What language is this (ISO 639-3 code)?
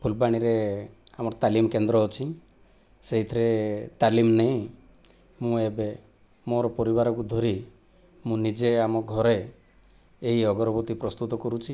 ori